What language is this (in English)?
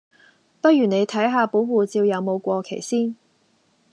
Cantonese